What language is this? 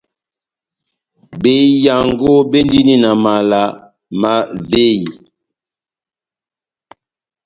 Batanga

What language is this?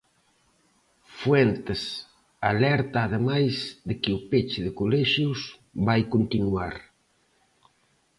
Galician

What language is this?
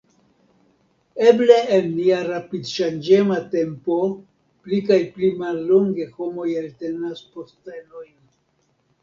Esperanto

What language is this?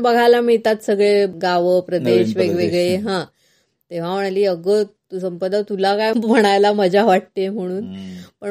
Marathi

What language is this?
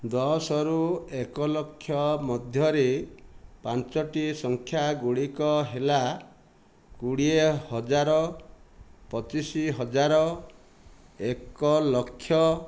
Odia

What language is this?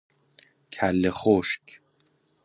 Persian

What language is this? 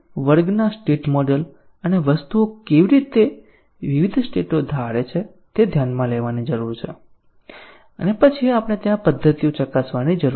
Gujarati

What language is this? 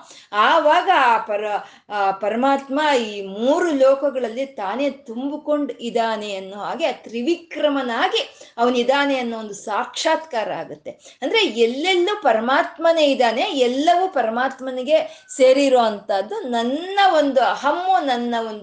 Kannada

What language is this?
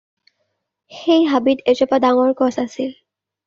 Assamese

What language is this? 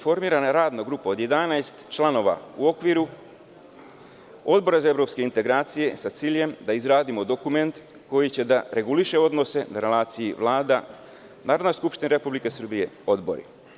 Serbian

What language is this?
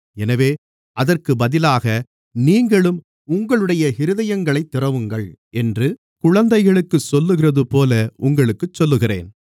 Tamil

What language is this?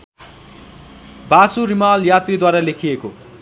Nepali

